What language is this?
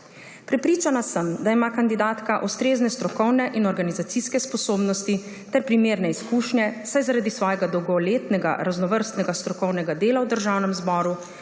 Slovenian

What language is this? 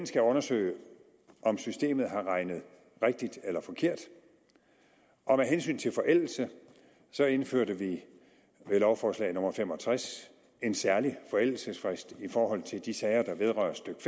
Danish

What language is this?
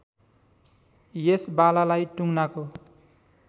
Nepali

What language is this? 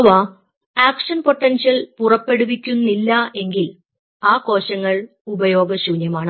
Malayalam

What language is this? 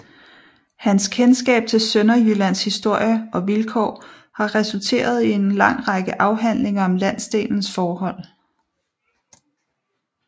Danish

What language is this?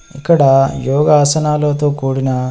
Telugu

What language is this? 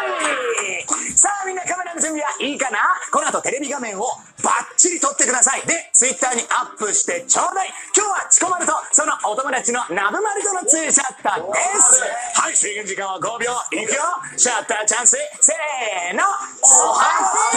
Japanese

